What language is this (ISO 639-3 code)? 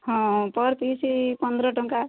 ori